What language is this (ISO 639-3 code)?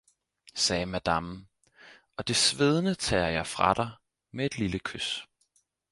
dan